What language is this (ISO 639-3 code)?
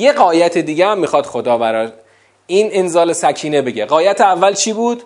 fas